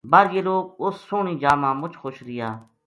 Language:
Gujari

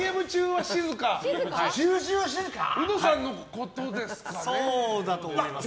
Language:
Japanese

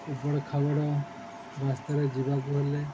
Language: Odia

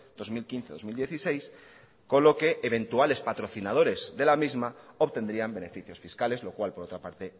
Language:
Spanish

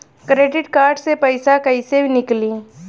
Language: Bhojpuri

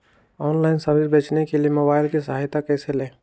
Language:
Magahi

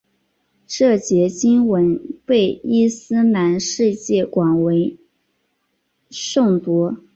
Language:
Chinese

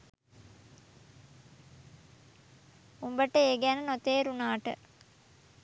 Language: Sinhala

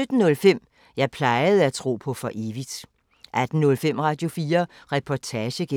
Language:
Danish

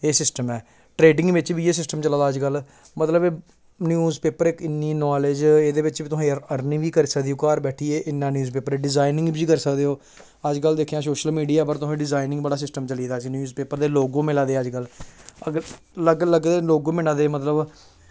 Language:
Dogri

